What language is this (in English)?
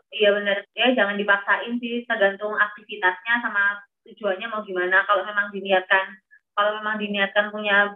Indonesian